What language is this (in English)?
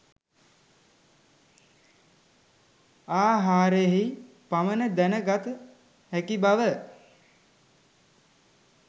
Sinhala